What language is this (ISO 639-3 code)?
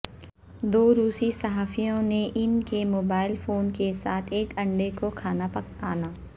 urd